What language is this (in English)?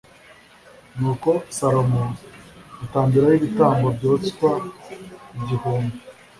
Kinyarwanda